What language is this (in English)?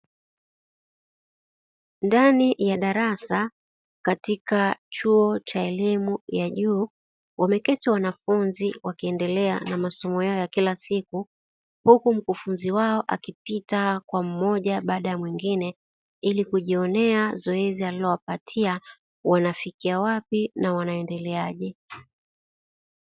Swahili